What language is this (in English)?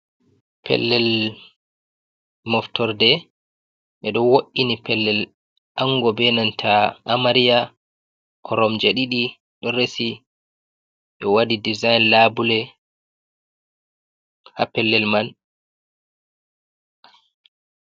Fula